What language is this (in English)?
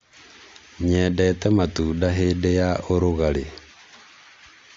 Kikuyu